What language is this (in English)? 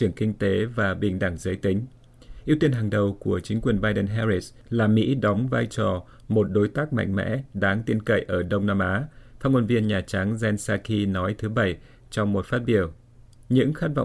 Vietnamese